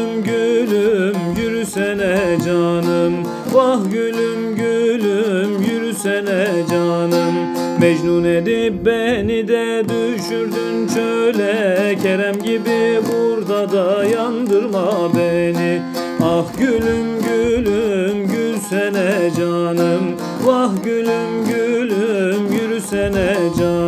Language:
Turkish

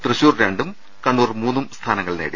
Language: Malayalam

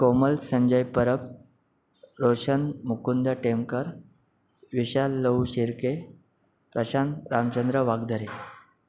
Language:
Marathi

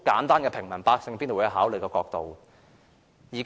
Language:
Cantonese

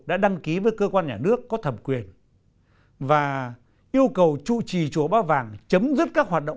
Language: Vietnamese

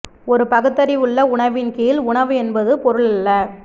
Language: Tamil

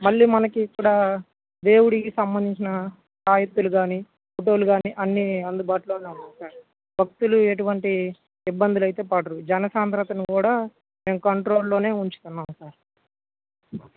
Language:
Telugu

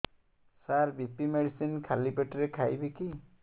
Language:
Odia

